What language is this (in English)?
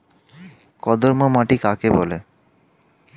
Bangla